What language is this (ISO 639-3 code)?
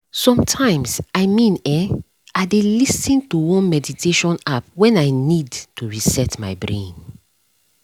pcm